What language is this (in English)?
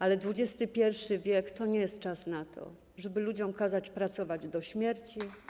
Polish